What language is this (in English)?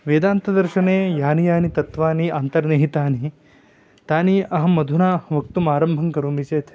Sanskrit